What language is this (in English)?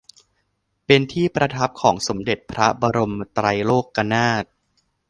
Thai